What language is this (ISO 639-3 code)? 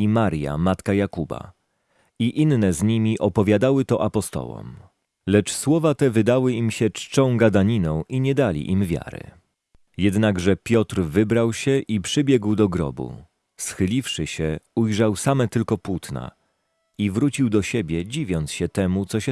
pol